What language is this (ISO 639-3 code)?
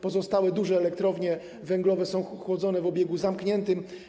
pol